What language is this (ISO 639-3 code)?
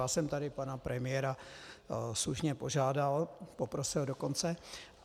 ces